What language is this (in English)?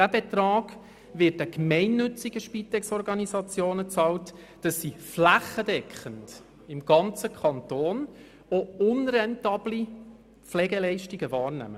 Swiss German